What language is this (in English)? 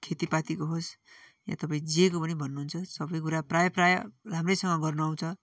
Nepali